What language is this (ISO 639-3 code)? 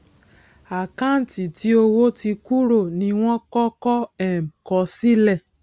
yor